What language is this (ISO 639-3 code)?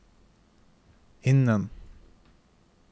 nor